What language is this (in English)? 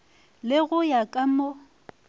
Northern Sotho